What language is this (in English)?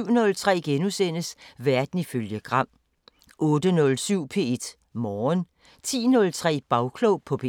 Danish